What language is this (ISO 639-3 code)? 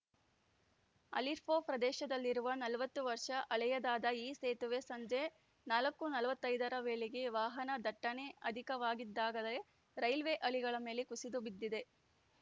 kan